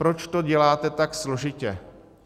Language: Czech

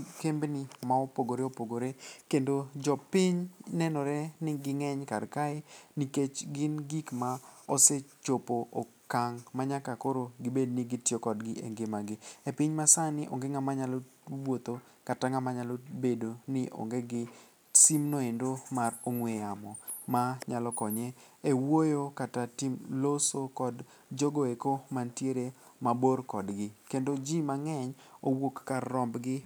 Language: Luo (Kenya and Tanzania)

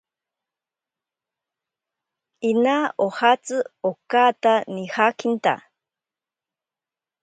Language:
Ashéninka Perené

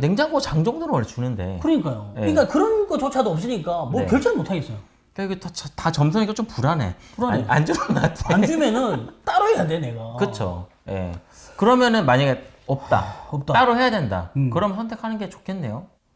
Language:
Korean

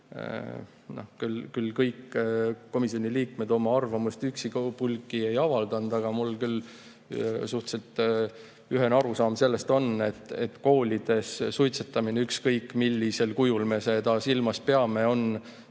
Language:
Estonian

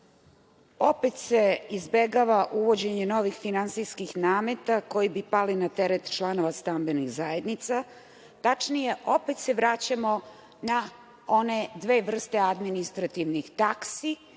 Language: Serbian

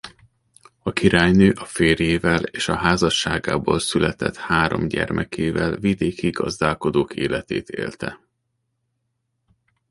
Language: Hungarian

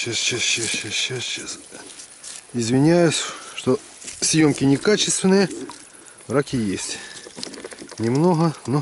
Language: Russian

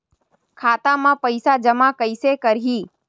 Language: Chhattisgarhi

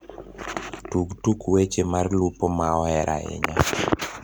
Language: Luo (Kenya and Tanzania)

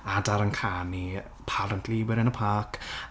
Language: Welsh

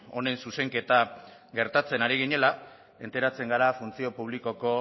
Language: Basque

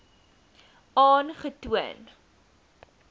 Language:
Afrikaans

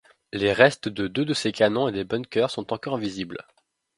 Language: French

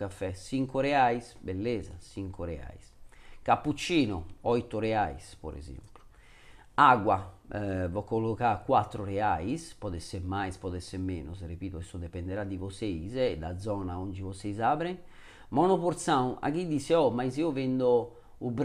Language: Italian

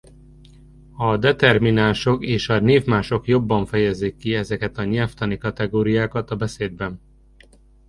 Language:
Hungarian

